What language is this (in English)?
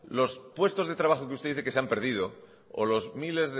Spanish